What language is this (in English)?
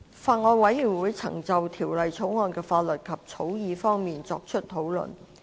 Cantonese